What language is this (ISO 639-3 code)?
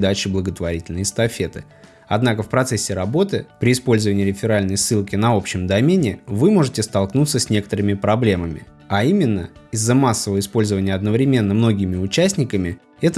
rus